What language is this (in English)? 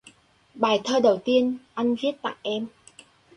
Vietnamese